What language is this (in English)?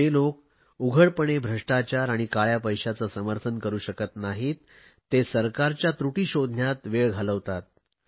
Marathi